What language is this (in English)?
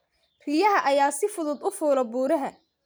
Somali